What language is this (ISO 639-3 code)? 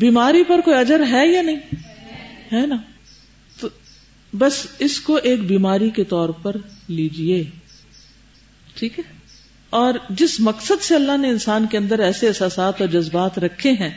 urd